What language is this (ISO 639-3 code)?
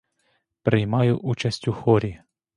ukr